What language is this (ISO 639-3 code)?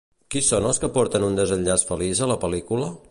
cat